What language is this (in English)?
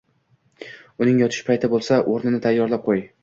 Uzbek